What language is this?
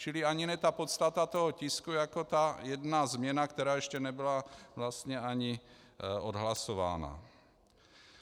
Czech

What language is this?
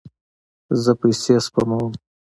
Pashto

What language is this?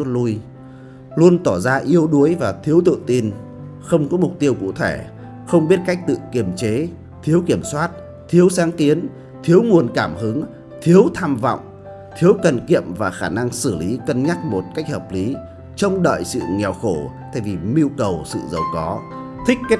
Vietnamese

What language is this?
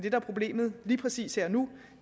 Danish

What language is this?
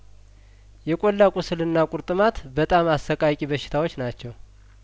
Amharic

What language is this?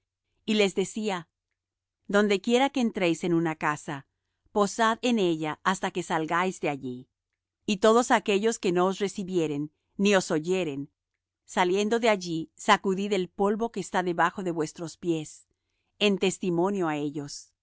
Spanish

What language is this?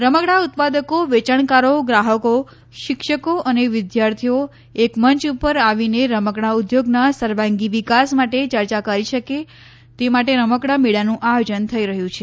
Gujarati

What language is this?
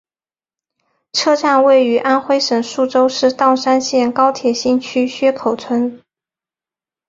Chinese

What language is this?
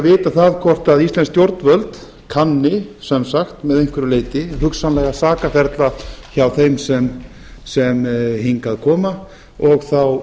Icelandic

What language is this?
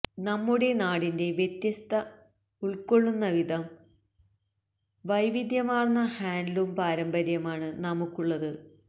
Malayalam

